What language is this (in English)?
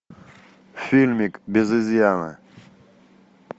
Russian